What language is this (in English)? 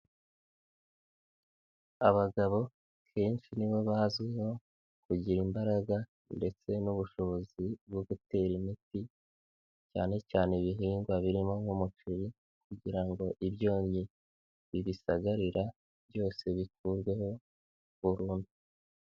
Kinyarwanda